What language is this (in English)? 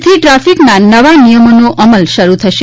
Gujarati